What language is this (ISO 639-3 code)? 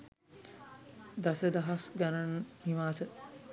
sin